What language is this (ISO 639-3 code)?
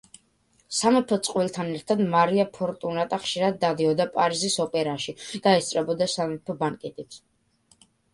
kat